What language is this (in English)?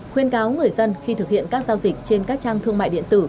Vietnamese